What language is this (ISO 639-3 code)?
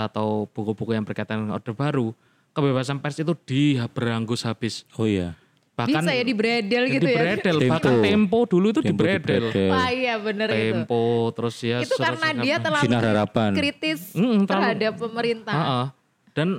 ind